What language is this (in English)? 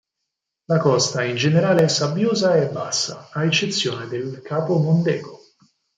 Italian